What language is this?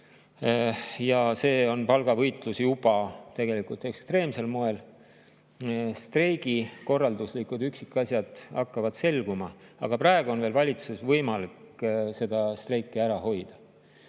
Estonian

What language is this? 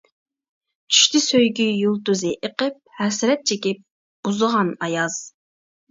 Uyghur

